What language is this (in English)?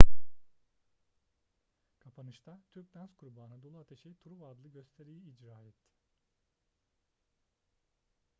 Turkish